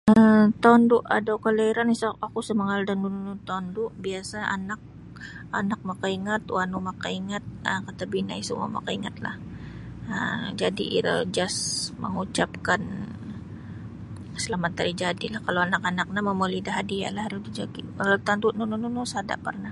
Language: Sabah Bisaya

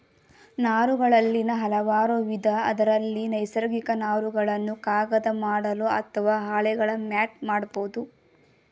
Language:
Kannada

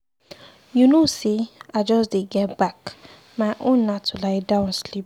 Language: Nigerian Pidgin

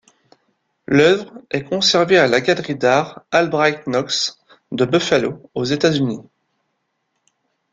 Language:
French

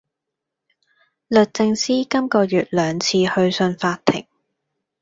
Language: Cantonese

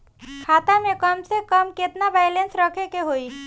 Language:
Bhojpuri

